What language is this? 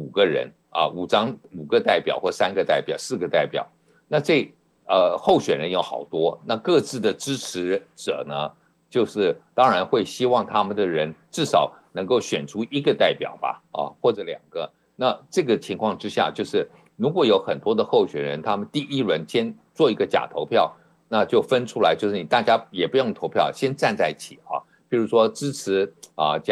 Chinese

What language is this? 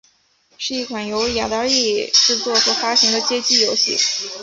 Chinese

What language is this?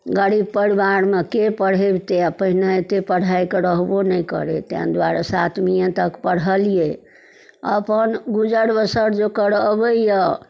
Maithili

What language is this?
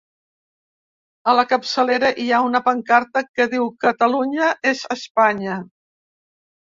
Catalan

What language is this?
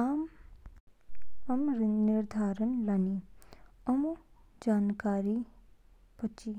Kinnauri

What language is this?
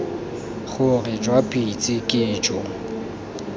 Tswana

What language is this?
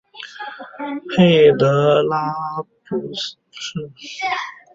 Chinese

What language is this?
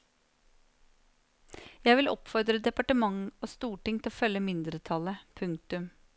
Norwegian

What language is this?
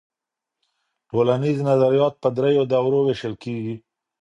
Pashto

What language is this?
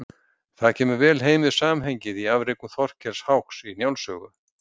Icelandic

